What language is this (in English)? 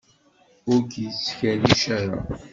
Kabyle